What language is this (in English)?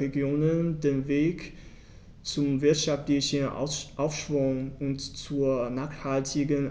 German